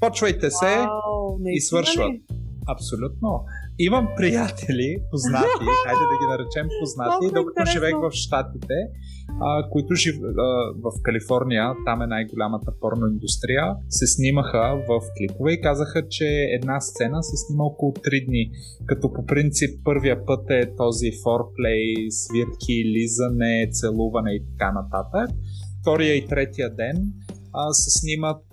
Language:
Bulgarian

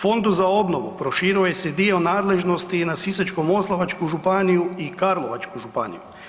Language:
Croatian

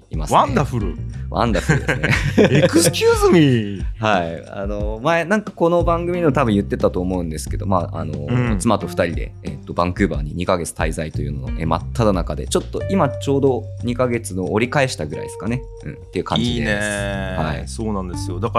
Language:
Japanese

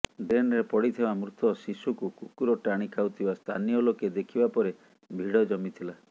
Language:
Odia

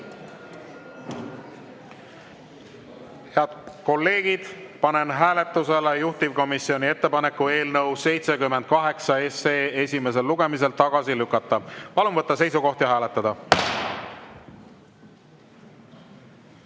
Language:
Estonian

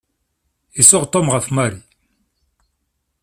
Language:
Kabyle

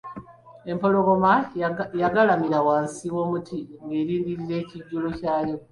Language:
Ganda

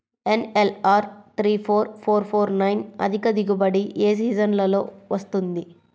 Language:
Telugu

